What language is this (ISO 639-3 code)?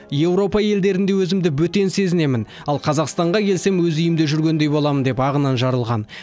kaz